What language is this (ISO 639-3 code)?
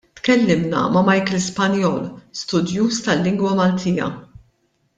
mlt